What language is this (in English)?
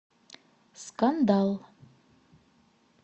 Russian